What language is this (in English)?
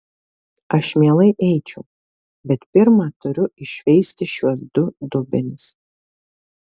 Lithuanian